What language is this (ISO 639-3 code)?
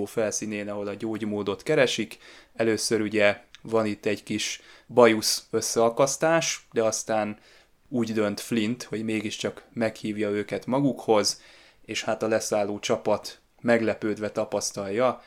hun